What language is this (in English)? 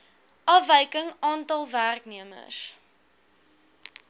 Afrikaans